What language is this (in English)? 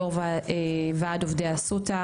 Hebrew